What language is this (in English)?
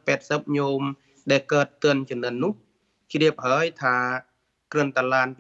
Thai